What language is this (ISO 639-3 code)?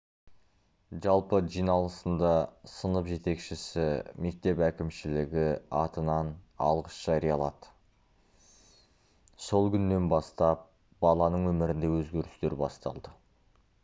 kaz